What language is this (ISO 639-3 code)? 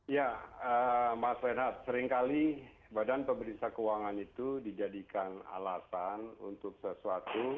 ind